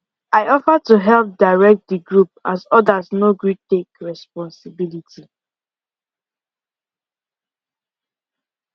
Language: Nigerian Pidgin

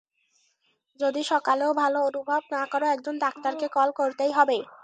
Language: Bangla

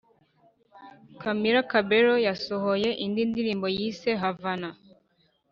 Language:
Kinyarwanda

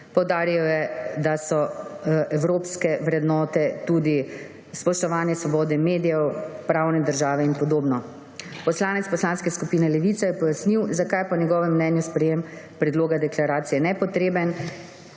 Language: Slovenian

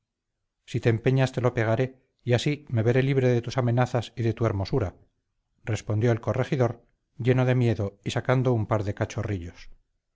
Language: Spanish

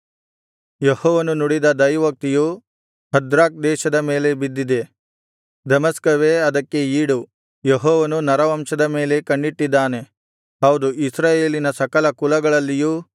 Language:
Kannada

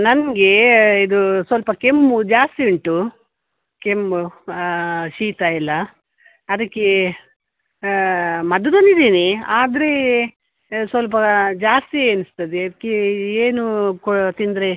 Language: Kannada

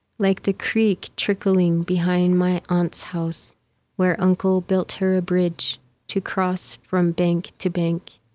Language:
English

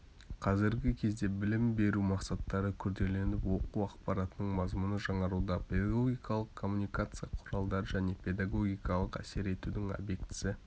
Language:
Kazakh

